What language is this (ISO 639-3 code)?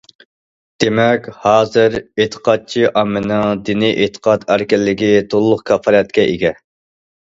uig